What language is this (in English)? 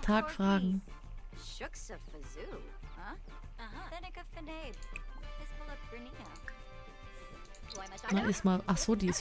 German